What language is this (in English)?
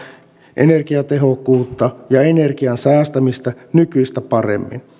Finnish